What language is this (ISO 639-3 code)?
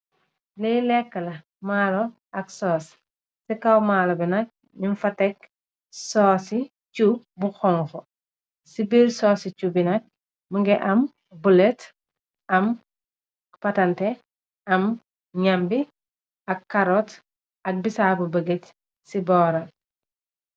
wol